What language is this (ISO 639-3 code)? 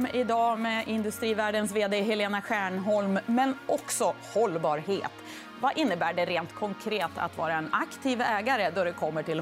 swe